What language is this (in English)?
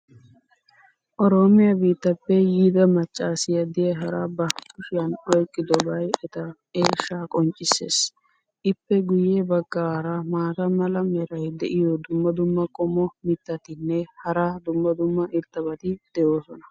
Wolaytta